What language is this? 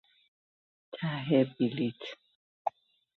Persian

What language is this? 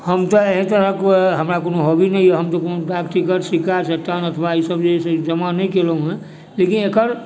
Maithili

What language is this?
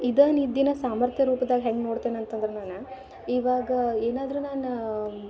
Kannada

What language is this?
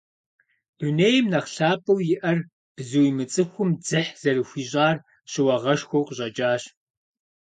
Kabardian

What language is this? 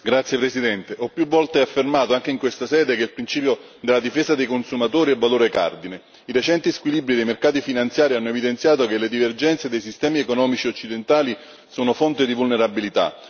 Italian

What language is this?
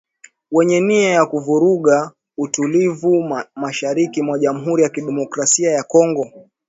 Swahili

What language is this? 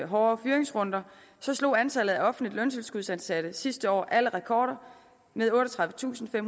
Danish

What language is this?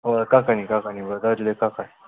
Manipuri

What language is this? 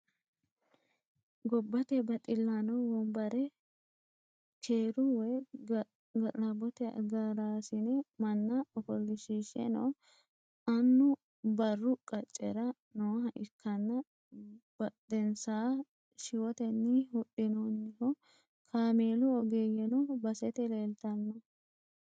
Sidamo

